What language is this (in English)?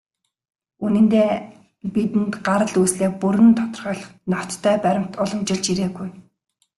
Mongolian